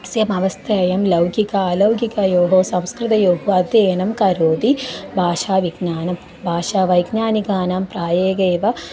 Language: Sanskrit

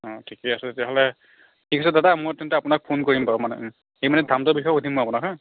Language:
Assamese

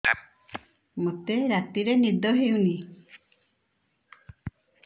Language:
Odia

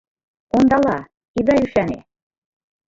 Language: Mari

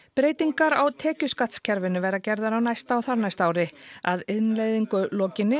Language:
Icelandic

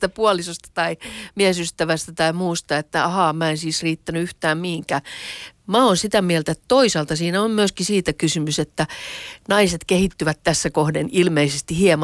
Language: Finnish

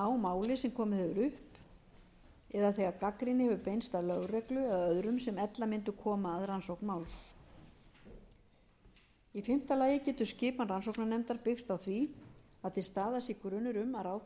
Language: Icelandic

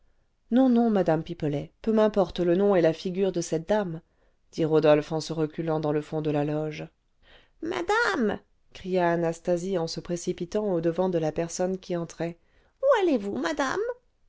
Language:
French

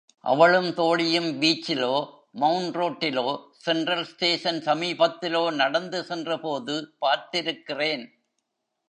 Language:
Tamil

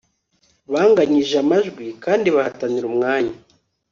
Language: Kinyarwanda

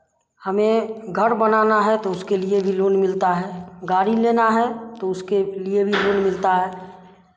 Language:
Hindi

